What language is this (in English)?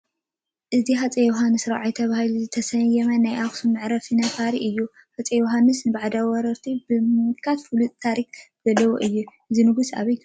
Tigrinya